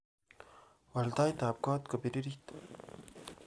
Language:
Kalenjin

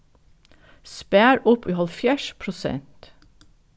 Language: Faroese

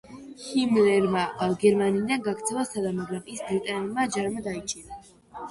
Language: Georgian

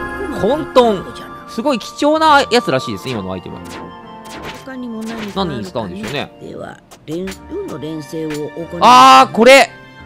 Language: Japanese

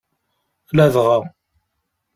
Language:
Kabyle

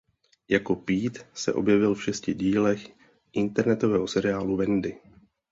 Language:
Czech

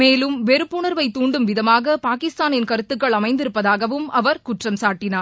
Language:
Tamil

